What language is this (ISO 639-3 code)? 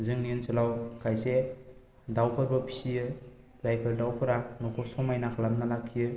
brx